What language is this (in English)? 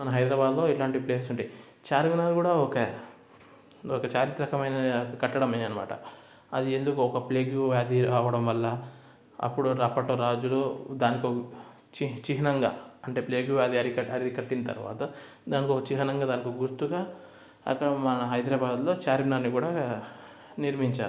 Telugu